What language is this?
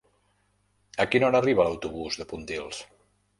Catalan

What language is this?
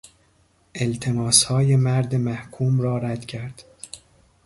Persian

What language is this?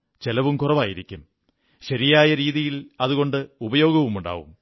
Malayalam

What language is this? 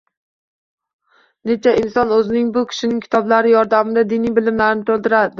Uzbek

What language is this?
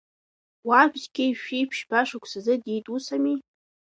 Abkhazian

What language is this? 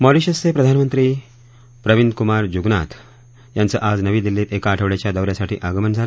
Marathi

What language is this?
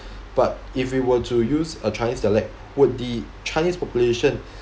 English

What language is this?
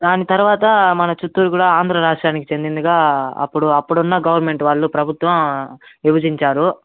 Telugu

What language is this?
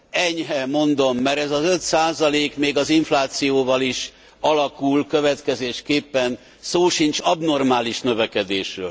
Hungarian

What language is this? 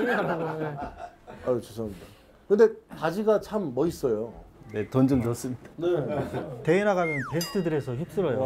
Korean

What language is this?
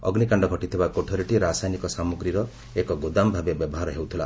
Odia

